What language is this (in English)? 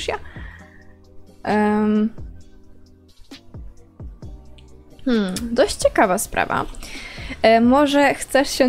Polish